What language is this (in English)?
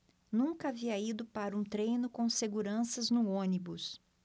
Portuguese